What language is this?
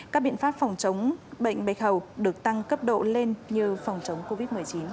Vietnamese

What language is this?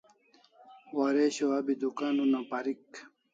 Kalasha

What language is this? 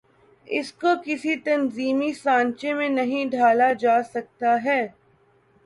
Urdu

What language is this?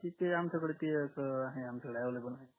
Marathi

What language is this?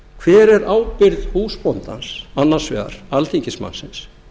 Icelandic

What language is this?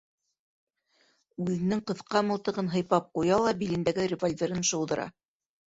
Bashkir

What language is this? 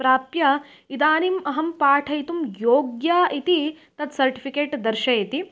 Sanskrit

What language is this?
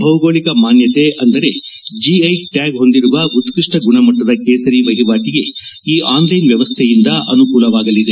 Kannada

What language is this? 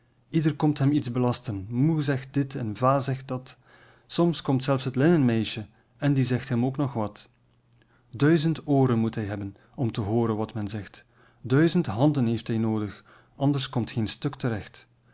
Dutch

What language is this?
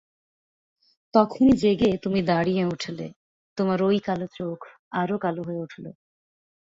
Bangla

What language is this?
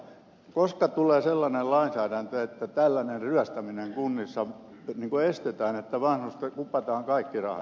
Finnish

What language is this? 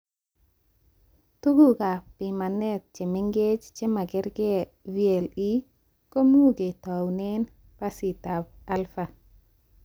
Kalenjin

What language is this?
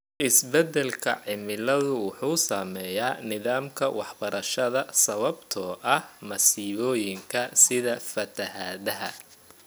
Somali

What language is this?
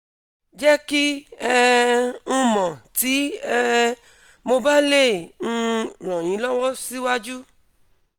Yoruba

